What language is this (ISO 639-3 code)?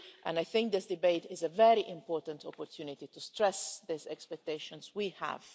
eng